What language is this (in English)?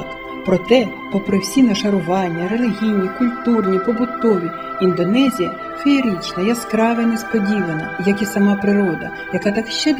Ukrainian